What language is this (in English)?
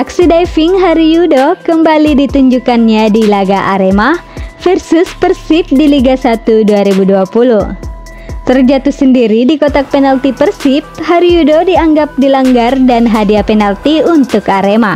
Indonesian